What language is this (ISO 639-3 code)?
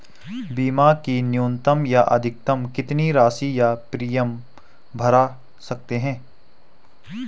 hin